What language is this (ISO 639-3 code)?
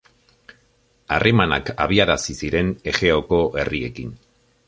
eus